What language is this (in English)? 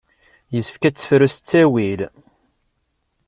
Kabyle